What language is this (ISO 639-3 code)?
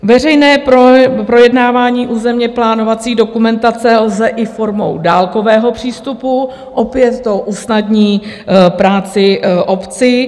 ces